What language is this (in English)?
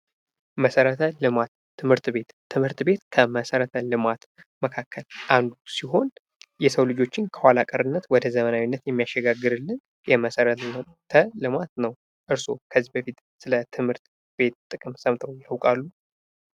Amharic